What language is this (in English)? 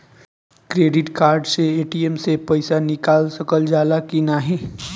Bhojpuri